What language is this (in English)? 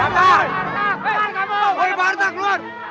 Indonesian